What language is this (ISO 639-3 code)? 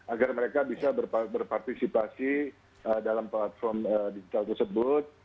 ind